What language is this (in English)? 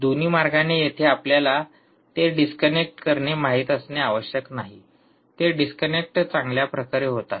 Marathi